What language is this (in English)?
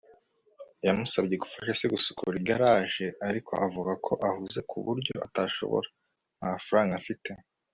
Kinyarwanda